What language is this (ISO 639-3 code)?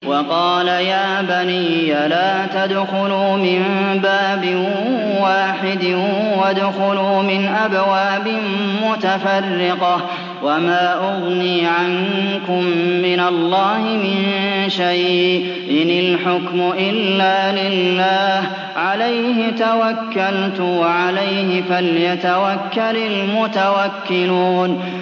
ara